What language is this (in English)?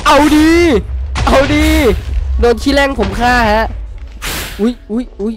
Thai